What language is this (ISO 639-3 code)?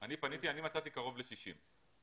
heb